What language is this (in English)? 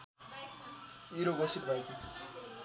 Nepali